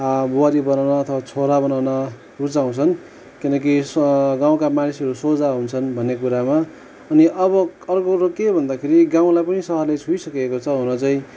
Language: Nepali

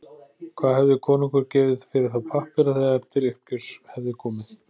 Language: Icelandic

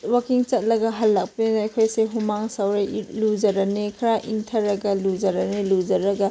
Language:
Manipuri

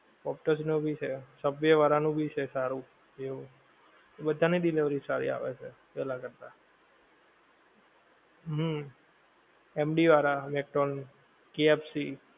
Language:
Gujarati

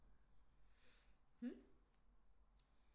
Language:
Danish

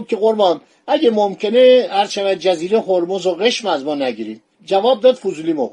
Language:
Persian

